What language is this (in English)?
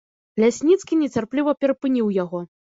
Belarusian